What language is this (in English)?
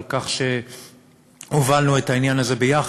Hebrew